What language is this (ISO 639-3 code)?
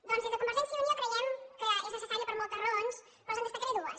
cat